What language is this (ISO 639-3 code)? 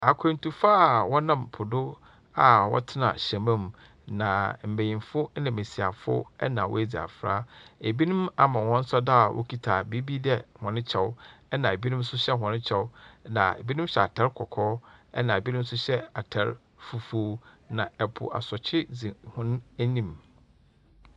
aka